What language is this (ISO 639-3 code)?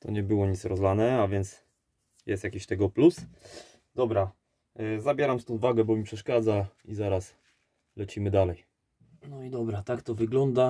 pol